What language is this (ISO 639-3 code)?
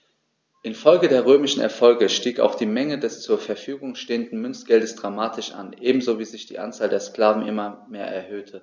deu